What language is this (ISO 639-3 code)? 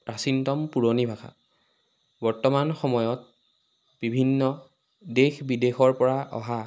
asm